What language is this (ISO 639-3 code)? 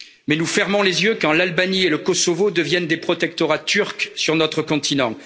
fra